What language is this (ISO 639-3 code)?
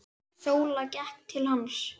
isl